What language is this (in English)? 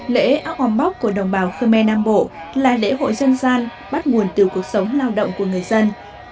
Vietnamese